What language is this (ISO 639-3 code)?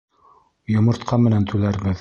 bak